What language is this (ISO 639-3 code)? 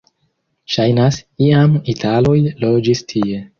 epo